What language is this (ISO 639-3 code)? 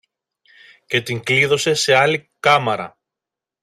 ell